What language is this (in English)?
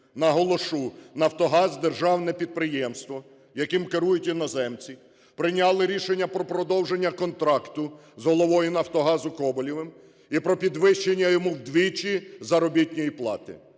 Ukrainian